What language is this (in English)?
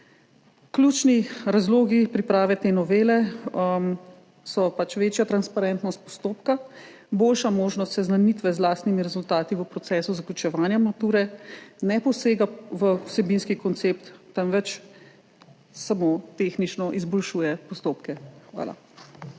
Slovenian